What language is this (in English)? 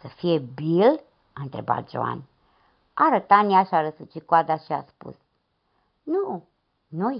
Romanian